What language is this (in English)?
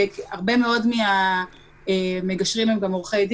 Hebrew